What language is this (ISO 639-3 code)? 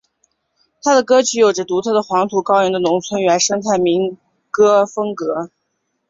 zho